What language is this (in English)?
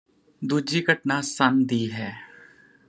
Punjabi